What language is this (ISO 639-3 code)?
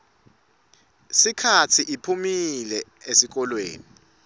ssw